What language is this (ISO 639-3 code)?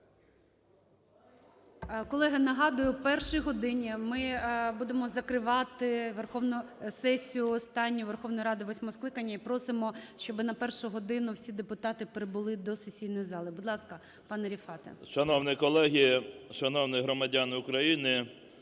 ukr